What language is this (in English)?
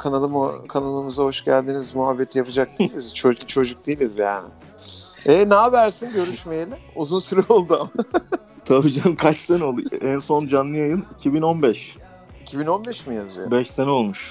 Turkish